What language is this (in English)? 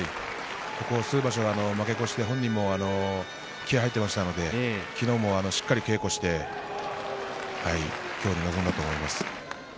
Japanese